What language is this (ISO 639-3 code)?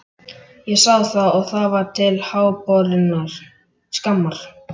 isl